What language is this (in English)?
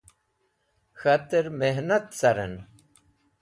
Wakhi